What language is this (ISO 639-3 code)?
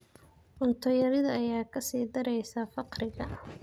som